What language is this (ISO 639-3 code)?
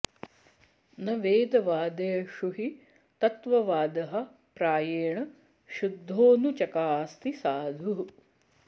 san